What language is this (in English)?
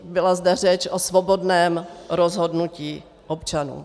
Czech